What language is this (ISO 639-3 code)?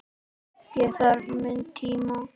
isl